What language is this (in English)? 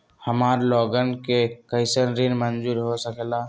Magahi